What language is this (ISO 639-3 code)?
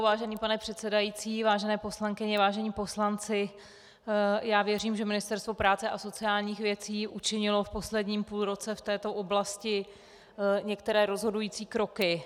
ces